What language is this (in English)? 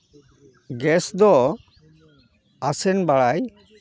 Santali